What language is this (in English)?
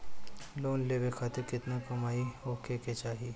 Bhojpuri